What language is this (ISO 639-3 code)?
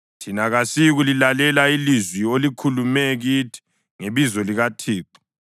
nde